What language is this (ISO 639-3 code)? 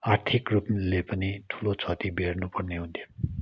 nep